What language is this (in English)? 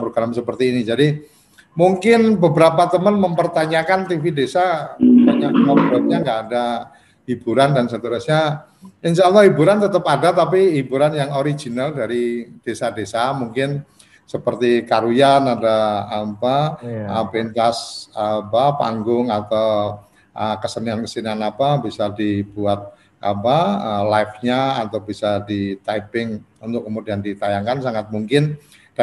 Indonesian